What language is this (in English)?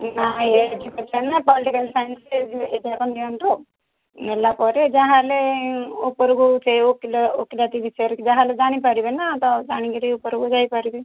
Odia